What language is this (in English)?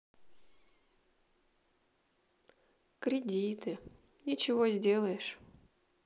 Russian